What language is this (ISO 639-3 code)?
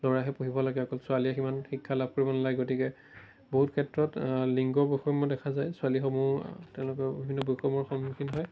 asm